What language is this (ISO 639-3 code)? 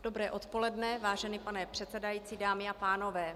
ces